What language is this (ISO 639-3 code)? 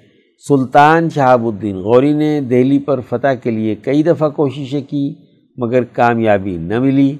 urd